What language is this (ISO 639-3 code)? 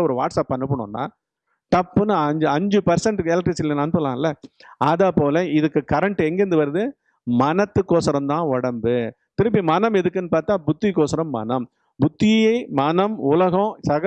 tam